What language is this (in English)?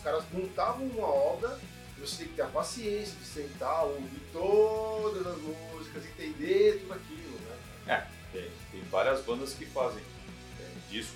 Portuguese